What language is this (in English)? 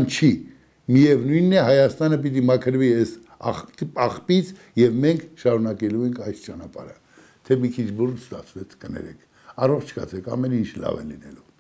Romanian